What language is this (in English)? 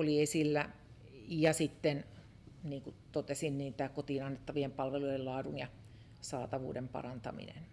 Finnish